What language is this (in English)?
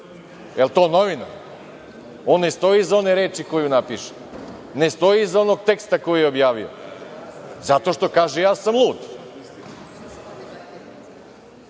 Serbian